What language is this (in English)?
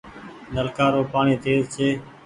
Goaria